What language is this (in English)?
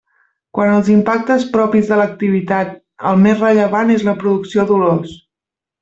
Catalan